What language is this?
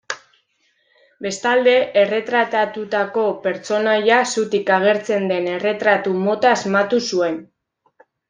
Basque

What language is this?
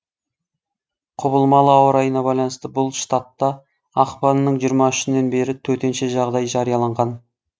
Kazakh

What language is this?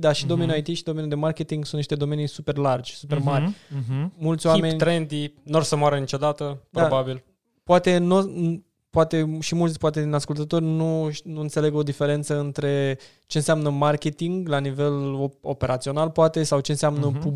Romanian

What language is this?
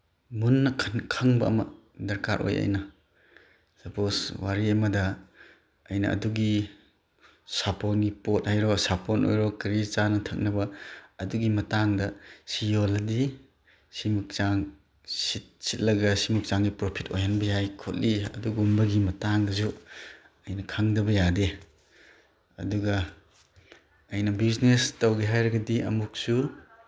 Manipuri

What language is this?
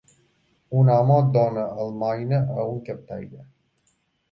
Catalan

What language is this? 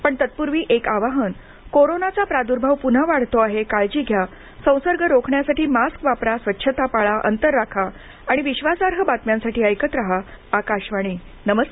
Marathi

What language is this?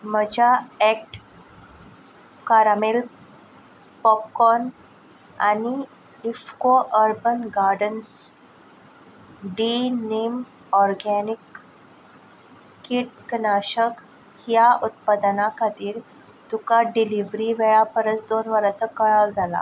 Konkani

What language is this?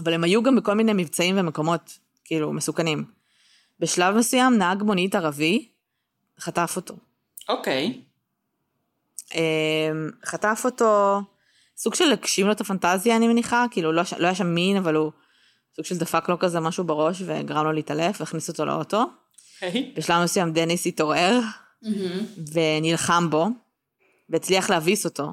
Hebrew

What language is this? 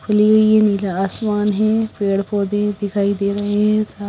Hindi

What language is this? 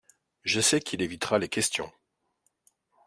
French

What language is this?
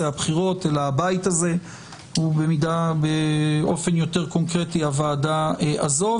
Hebrew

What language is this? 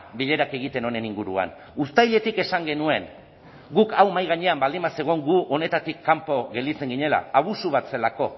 Basque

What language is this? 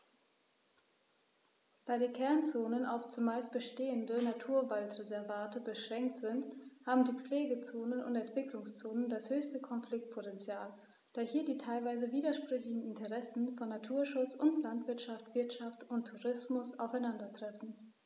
German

